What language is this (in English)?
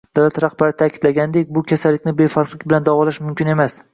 Uzbek